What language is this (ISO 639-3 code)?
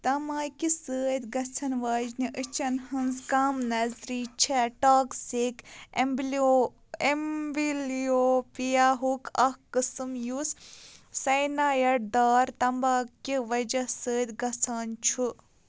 kas